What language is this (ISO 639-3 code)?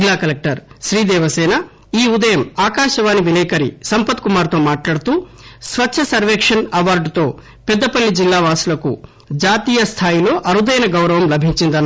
tel